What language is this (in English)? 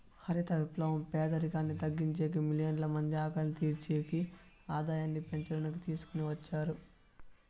Telugu